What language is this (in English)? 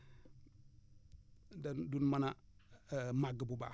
Wolof